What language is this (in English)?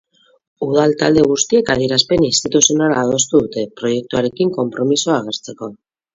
Basque